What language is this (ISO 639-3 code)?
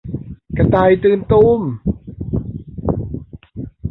tha